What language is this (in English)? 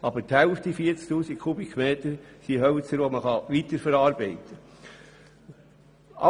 Swiss German